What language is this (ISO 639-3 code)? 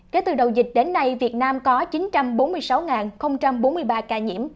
vie